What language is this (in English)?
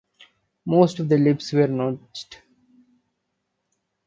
English